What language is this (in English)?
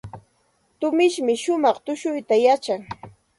Santa Ana de Tusi Pasco Quechua